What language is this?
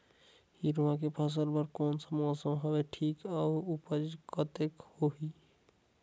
Chhattisgarhi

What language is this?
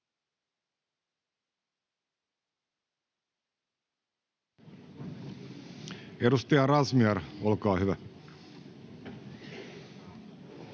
Finnish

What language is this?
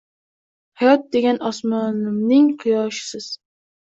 Uzbek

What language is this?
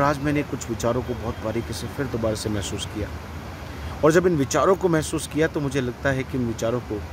Hindi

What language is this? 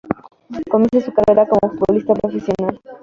Spanish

